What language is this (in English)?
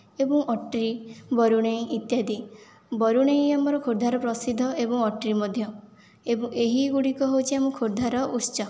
Odia